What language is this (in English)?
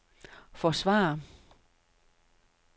Danish